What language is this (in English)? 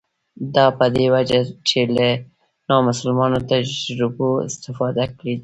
Pashto